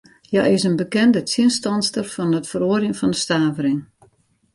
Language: Western Frisian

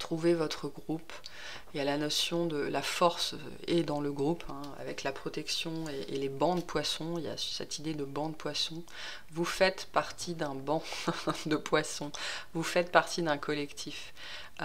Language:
French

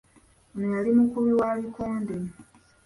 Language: Ganda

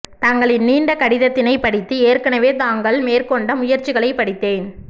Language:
Tamil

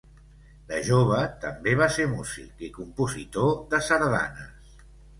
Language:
Catalan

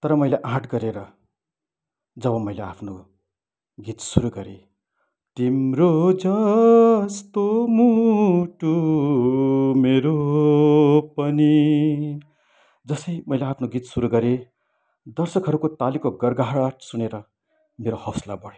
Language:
Nepali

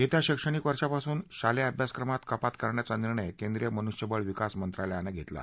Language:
Marathi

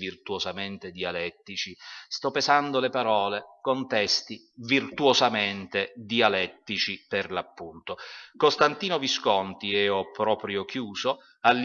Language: Italian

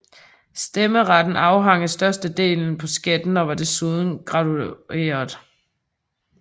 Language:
Danish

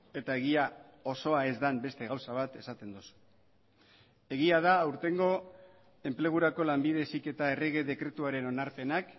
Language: Basque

